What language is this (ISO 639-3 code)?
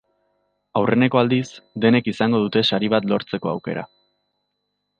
eus